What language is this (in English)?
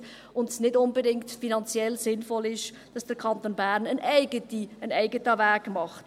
Swiss German